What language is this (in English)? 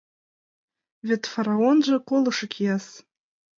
Mari